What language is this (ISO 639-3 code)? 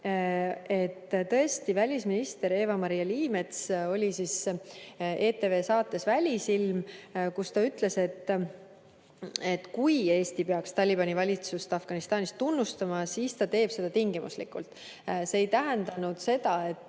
est